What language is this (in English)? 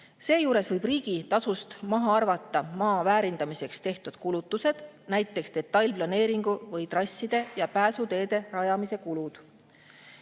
Estonian